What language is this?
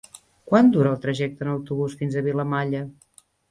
Catalan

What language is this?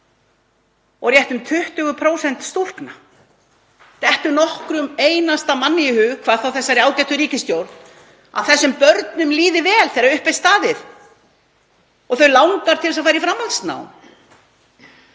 Icelandic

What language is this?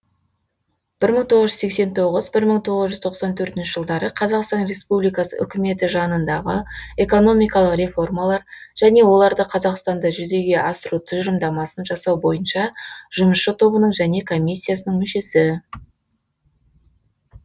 Kazakh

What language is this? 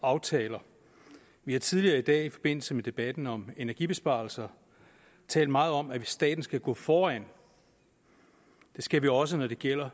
Danish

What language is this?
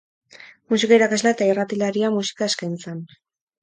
Basque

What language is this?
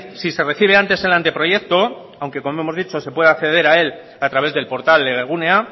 Spanish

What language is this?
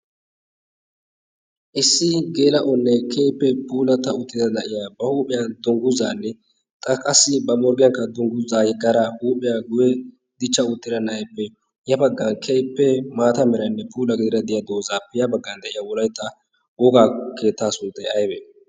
Wolaytta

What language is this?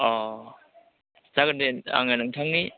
Bodo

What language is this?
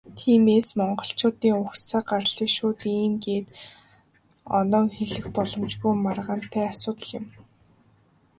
Mongolian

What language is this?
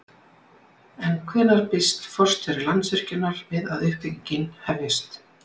Icelandic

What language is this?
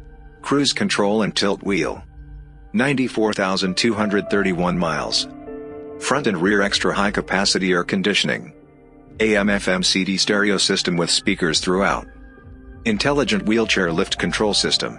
English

